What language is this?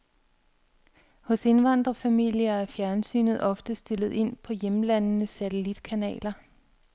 Danish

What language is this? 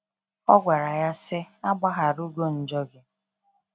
Igbo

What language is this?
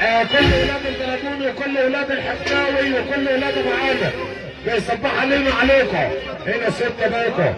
Arabic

